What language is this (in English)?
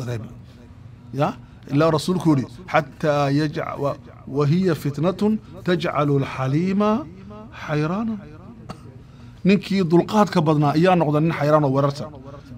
Arabic